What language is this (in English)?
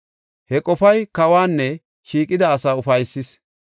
Gofa